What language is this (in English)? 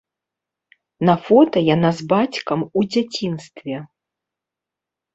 Belarusian